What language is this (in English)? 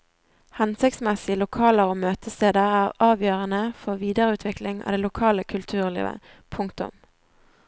Norwegian